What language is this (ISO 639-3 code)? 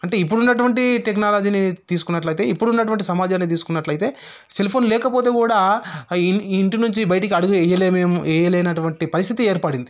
tel